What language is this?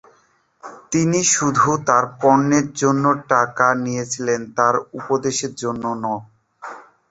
Bangla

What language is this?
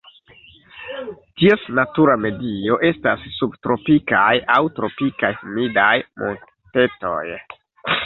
Esperanto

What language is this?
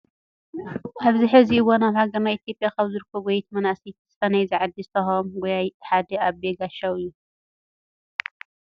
Tigrinya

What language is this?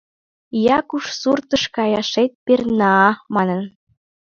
Mari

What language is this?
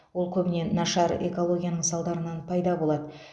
Kazakh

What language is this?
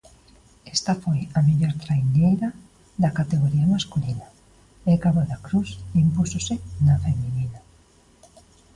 Galician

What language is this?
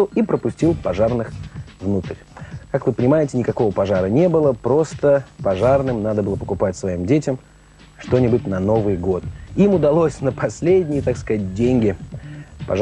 Russian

